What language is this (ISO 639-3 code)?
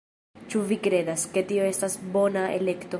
epo